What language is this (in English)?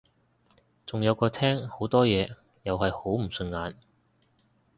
Cantonese